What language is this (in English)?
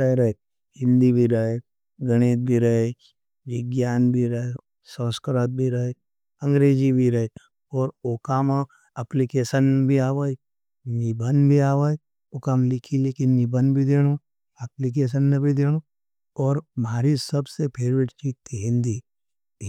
Nimadi